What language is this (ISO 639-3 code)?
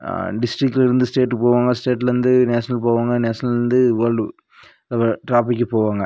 tam